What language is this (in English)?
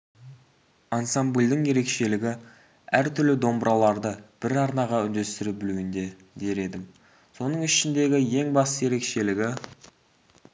Kazakh